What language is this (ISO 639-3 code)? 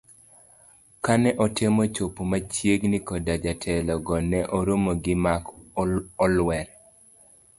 luo